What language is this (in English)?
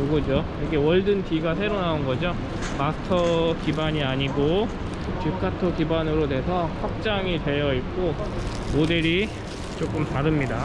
Korean